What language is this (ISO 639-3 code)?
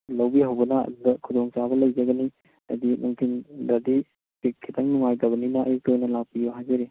mni